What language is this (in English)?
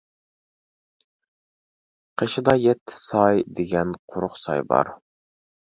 Uyghur